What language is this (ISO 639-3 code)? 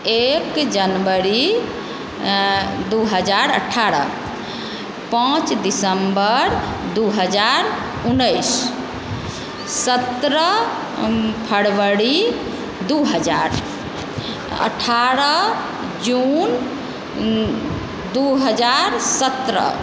mai